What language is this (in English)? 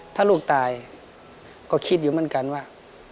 Thai